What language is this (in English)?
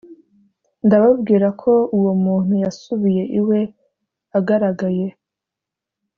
Kinyarwanda